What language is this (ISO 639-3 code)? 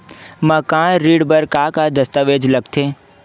hne